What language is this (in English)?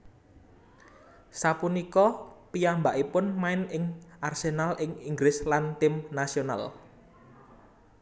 Javanese